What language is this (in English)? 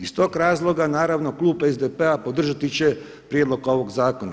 Croatian